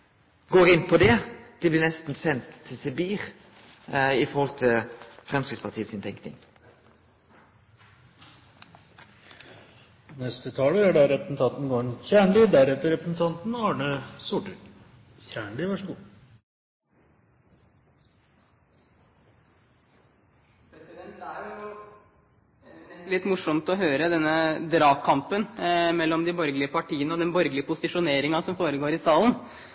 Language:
Norwegian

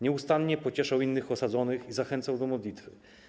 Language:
Polish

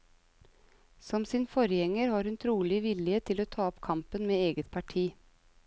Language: Norwegian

